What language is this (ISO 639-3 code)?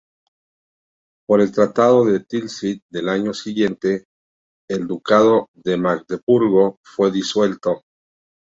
spa